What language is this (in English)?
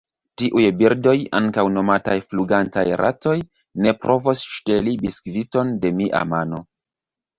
Esperanto